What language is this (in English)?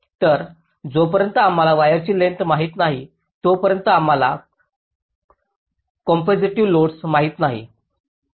Marathi